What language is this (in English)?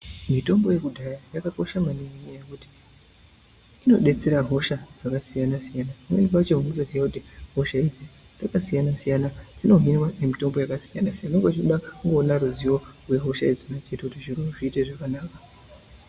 Ndau